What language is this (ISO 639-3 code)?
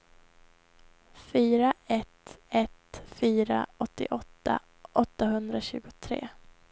swe